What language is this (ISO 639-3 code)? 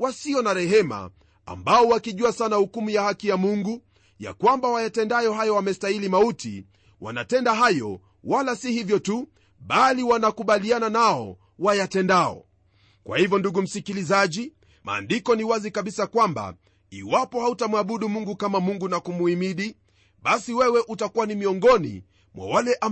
swa